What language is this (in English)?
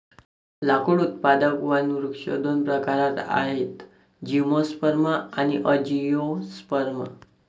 Marathi